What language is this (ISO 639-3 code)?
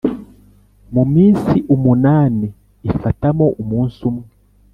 kin